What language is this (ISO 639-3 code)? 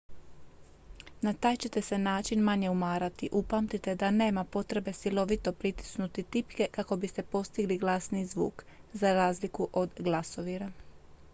hrv